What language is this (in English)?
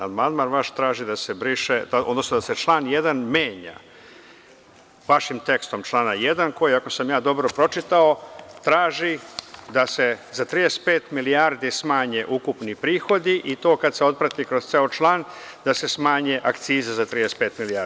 Serbian